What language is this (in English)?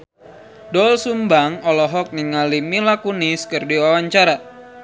Sundanese